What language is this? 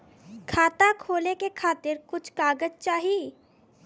Bhojpuri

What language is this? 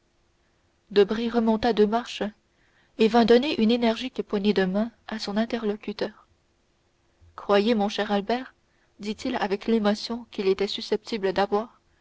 French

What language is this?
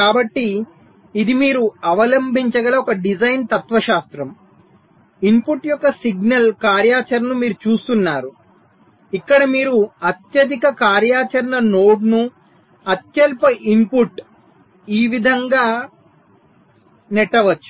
Telugu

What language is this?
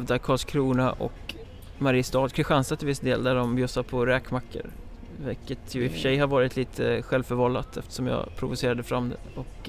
Swedish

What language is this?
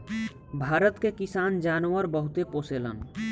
Bhojpuri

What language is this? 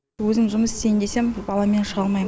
Kazakh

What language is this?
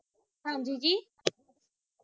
Punjabi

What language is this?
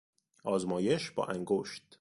Persian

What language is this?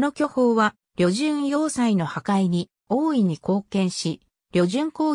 Japanese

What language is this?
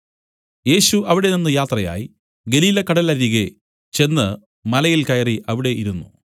Malayalam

